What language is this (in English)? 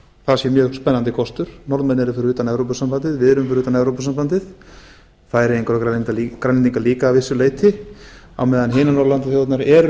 Icelandic